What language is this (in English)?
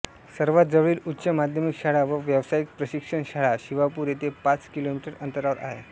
Marathi